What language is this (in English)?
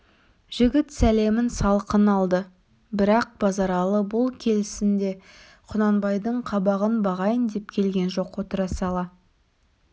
Kazakh